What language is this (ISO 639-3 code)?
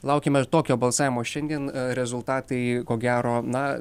lit